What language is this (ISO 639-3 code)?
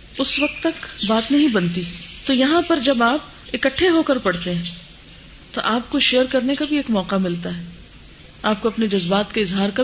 urd